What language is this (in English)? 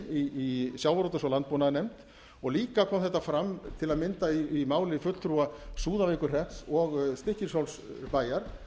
Icelandic